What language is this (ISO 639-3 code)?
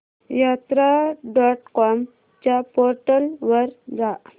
mar